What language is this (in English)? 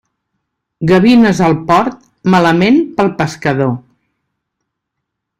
Catalan